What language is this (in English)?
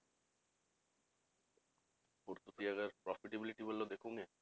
Punjabi